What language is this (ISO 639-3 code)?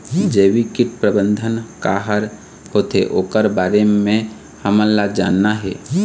hne